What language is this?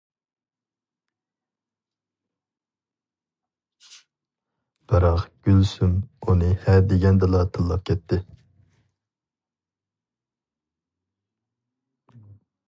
Uyghur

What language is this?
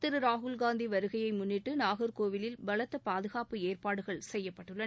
Tamil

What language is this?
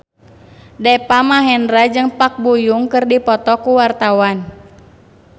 Sundanese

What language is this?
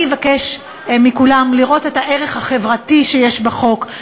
Hebrew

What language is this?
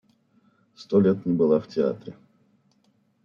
Russian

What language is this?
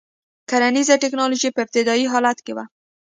Pashto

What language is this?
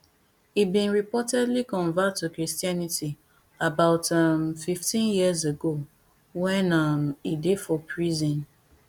Nigerian Pidgin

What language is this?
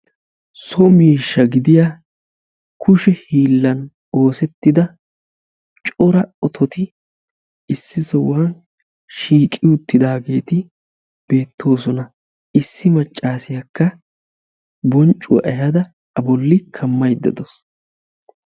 Wolaytta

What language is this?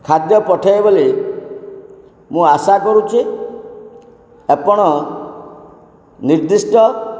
Odia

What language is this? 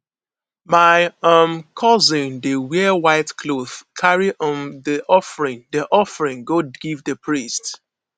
Nigerian Pidgin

